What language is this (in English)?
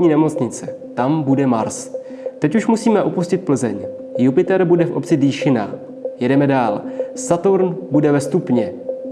Czech